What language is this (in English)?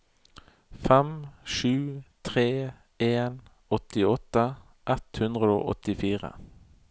Norwegian